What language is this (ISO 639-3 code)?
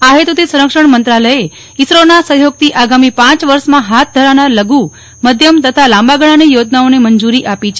guj